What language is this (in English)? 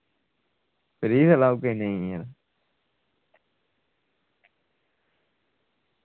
Dogri